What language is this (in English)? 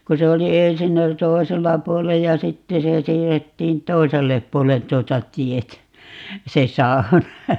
Finnish